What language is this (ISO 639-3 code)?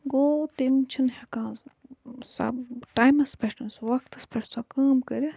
kas